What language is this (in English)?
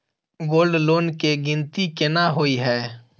Maithili